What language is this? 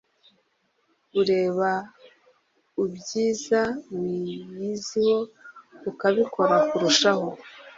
Kinyarwanda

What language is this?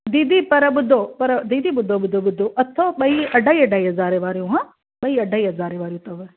Sindhi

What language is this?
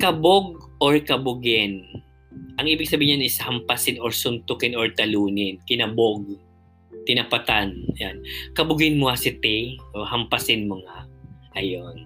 Filipino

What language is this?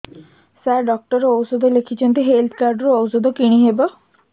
Odia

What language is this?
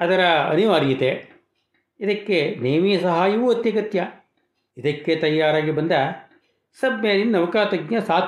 Kannada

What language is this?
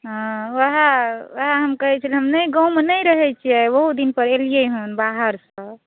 Maithili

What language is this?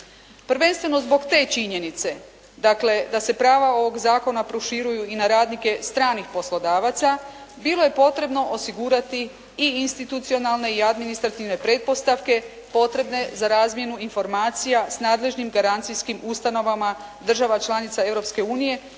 Croatian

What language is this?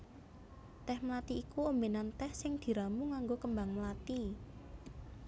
Javanese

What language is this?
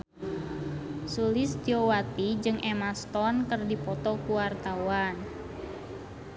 Sundanese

